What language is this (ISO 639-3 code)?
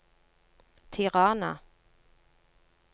nor